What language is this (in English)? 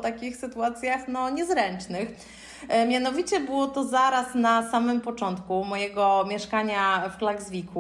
Polish